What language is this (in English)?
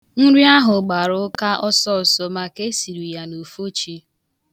Igbo